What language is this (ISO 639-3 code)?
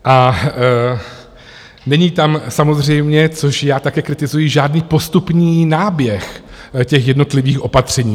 ces